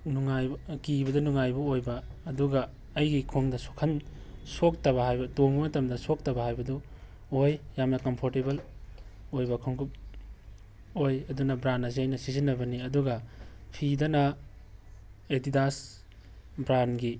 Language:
Manipuri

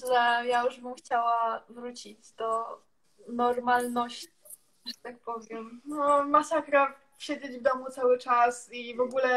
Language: Polish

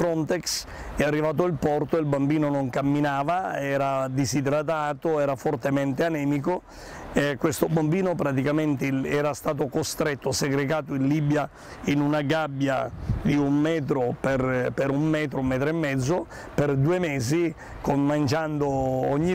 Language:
Spanish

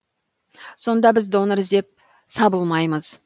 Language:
Kazakh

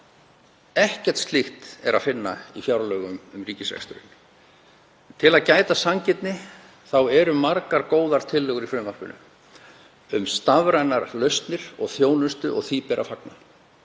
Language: Icelandic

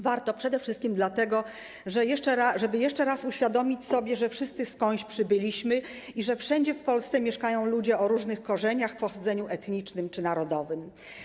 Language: Polish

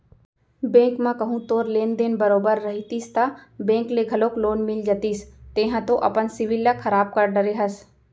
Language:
Chhattisgarhi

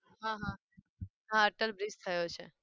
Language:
Gujarati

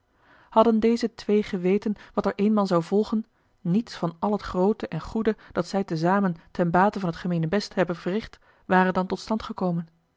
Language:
Dutch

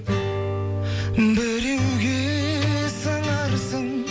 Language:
Kazakh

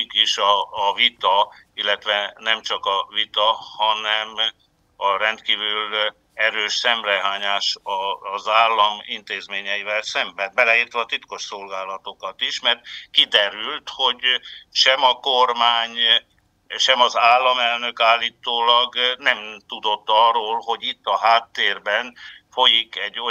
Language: Hungarian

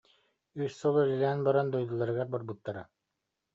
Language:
Yakut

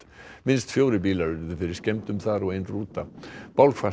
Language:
Icelandic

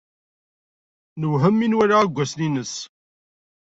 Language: Kabyle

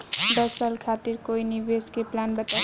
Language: Bhojpuri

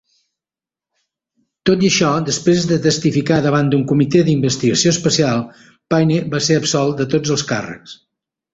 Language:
Catalan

